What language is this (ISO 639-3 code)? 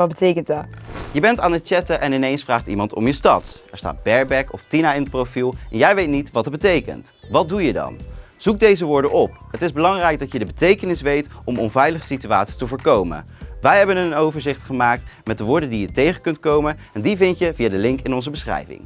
nld